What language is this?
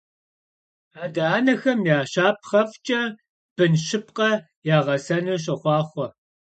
Kabardian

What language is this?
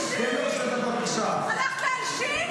Hebrew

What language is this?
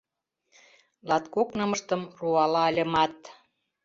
Mari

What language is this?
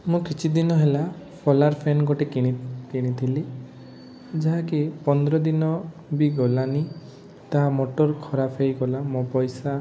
Odia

